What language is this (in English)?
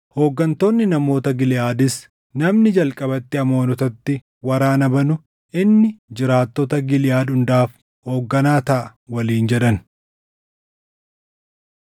Oromo